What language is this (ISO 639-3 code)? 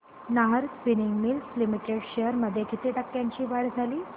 mar